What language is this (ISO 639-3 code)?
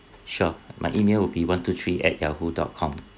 eng